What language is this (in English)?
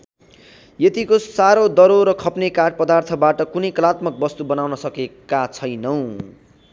Nepali